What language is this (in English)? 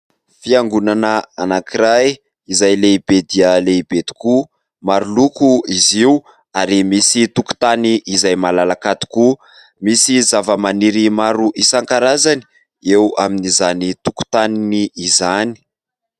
Malagasy